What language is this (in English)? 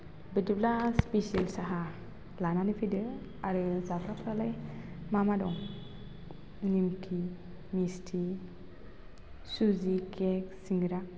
Bodo